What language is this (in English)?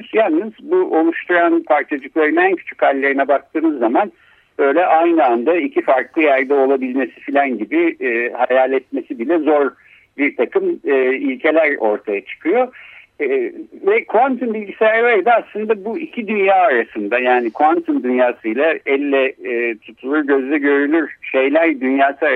Turkish